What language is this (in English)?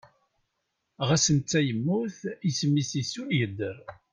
Kabyle